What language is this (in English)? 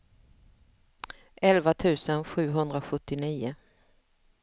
Swedish